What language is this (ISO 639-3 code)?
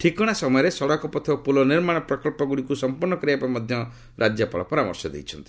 ori